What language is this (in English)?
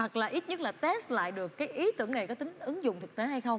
Vietnamese